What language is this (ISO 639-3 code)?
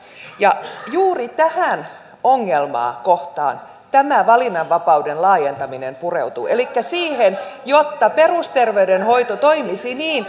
fin